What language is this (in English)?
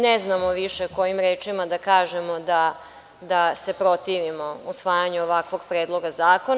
Serbian